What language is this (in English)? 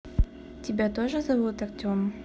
Russian